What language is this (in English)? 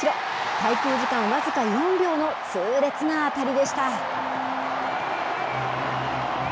Japanese